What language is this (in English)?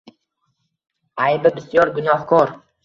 Uzbek